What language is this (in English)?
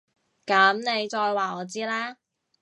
Cantonese